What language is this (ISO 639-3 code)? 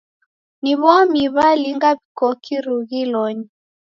dav